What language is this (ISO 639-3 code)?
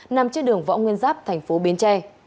vie